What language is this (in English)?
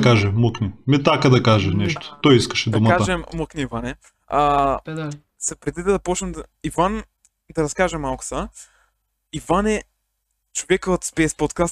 Bulgarian